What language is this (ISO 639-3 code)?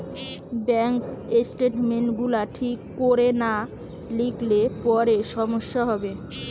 ben